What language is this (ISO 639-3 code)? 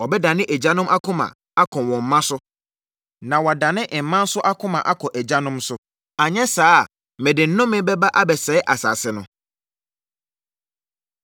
aka